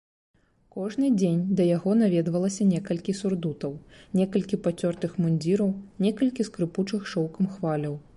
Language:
Belarusian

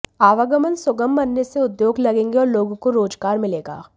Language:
Hindi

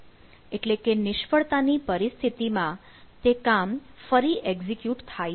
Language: Gujarati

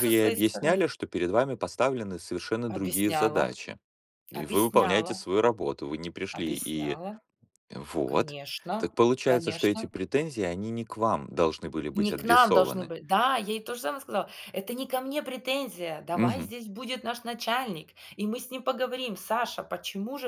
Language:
Russian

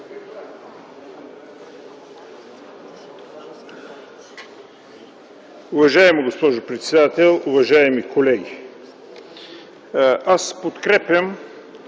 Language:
Bulgarian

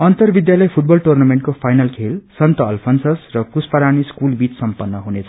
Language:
Nepali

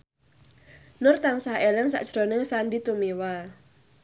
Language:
Javanese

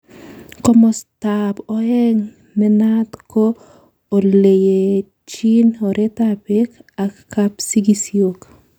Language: Kalenjin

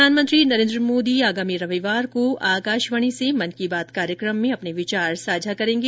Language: Hindi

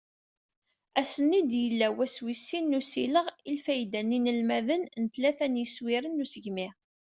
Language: Kabyle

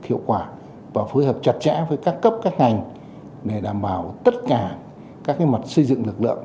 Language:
Vietnamese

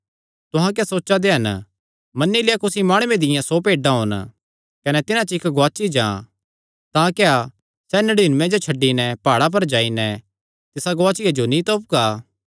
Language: Kangri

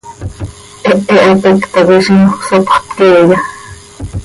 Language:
Seri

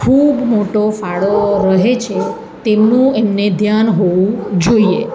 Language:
Gujarati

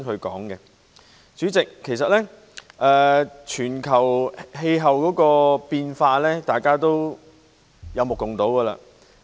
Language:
Cantonese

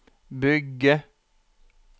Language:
Norwegian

